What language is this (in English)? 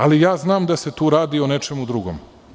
Serbian